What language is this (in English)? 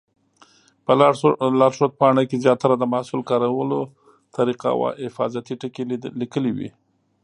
Pashto